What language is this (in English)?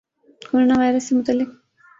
Urdu